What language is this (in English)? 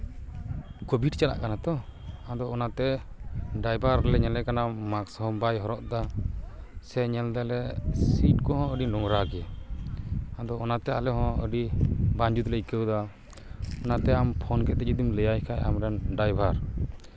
Santali